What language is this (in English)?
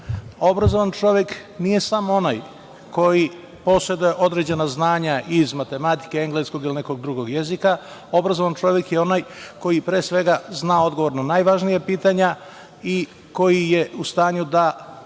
Serbian